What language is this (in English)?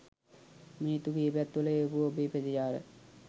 Sinhala